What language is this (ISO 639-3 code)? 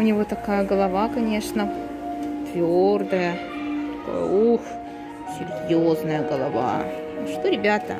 rus